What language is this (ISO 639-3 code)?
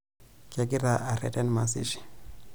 mas